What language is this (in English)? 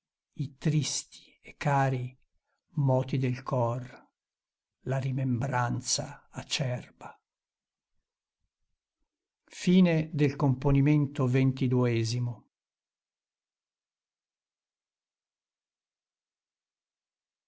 Italian